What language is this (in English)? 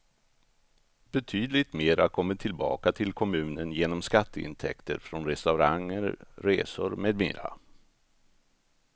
Swedish